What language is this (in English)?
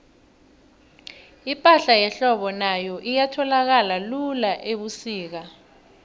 South Ndebele